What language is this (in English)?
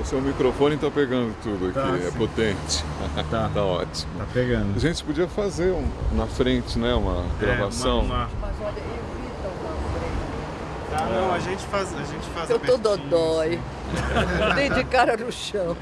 Portuguese